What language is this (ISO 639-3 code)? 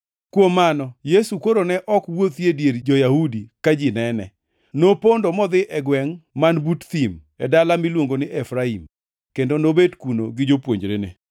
luo